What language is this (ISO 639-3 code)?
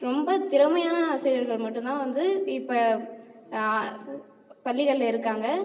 tam